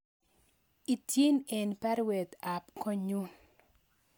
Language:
Kalenjin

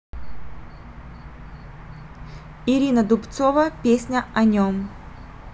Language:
Russian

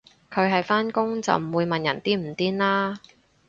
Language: Cantonese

